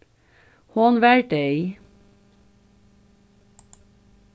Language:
Faroese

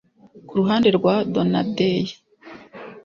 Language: Kinyarwanda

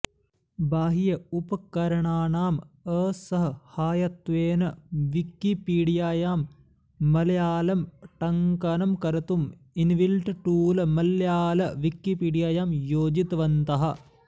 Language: Sanskrit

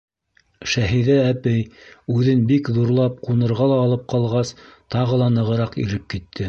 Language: Bashkir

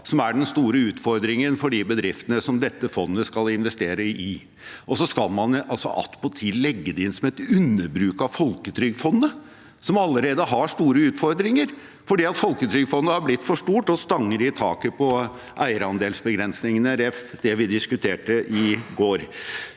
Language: Norwegian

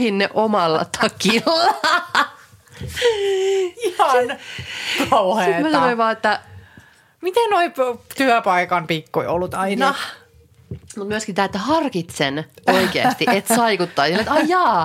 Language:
Finnish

